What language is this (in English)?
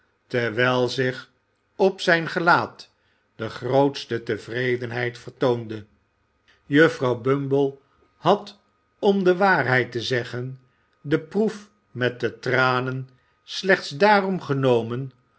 Dutch